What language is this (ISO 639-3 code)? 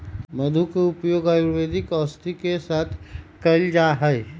mag